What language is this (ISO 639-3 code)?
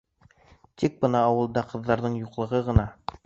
bak